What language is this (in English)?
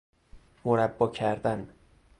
Persian